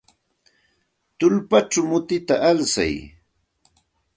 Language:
Santa Ana de Tusi Pasco Quechua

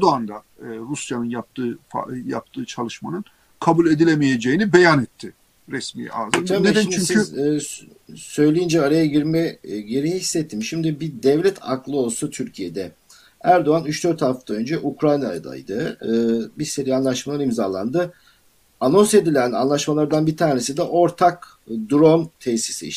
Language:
Turkish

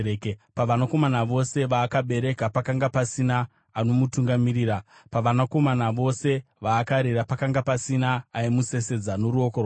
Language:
Shona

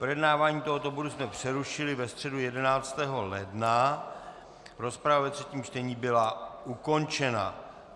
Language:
Czech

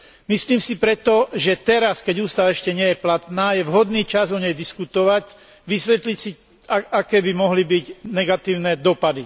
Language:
Slovak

